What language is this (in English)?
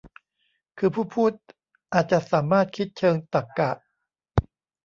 Thai